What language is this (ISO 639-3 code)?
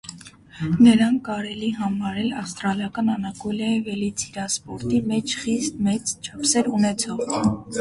hye